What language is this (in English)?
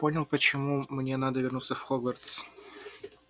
Russian